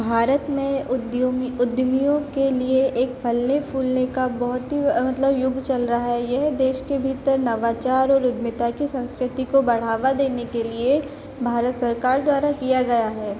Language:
Hindi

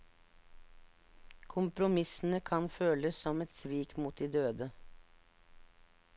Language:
Norwegian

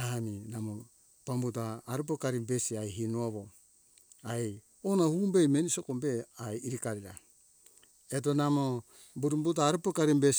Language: Hunjara-Kaina Ke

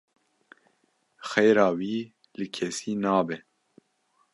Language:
Kurdish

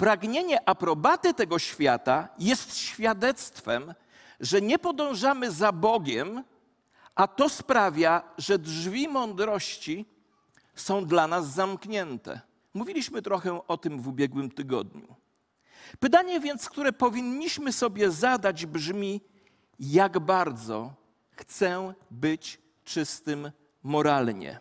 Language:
Polish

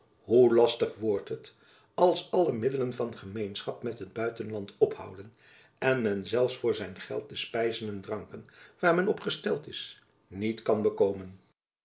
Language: Dutch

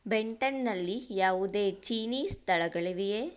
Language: Kannada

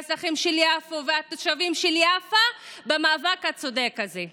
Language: Hebrew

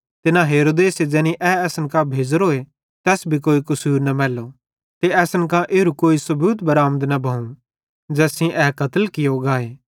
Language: Bhadrawahi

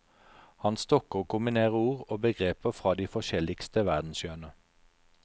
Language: Norwegian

